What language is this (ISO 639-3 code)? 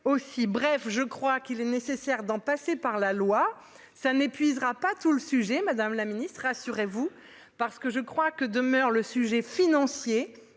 fra